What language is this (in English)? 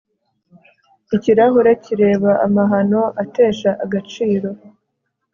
Kinyarwanda